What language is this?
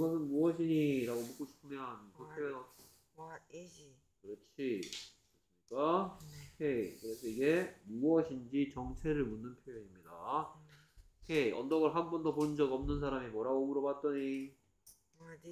Korean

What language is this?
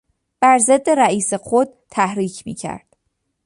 Persian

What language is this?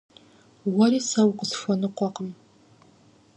Kabardian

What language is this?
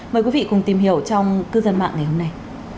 Vietnamese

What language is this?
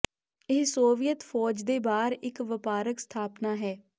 Punjabi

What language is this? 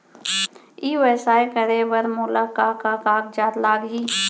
Chhattisgarhi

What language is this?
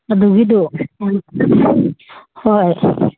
Manipuri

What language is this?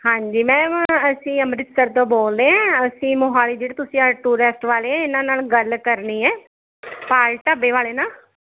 Punjabi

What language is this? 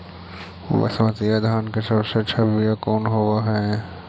Magahi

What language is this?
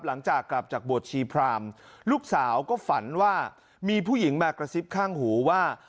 Thai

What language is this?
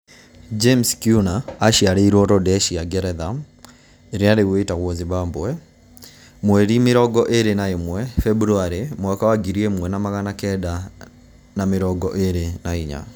Kikuyu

